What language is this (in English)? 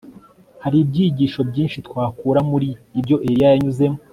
Kinyarwanda